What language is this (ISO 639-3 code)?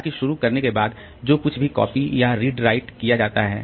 hin